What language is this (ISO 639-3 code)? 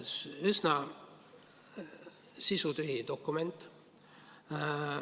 est